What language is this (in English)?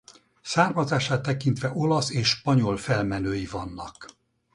Hungarian